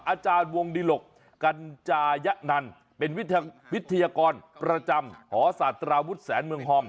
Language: Thai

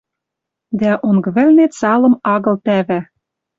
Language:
Western Mari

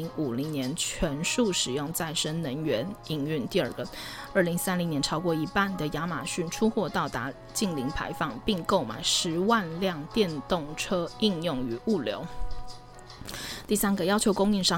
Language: Chinese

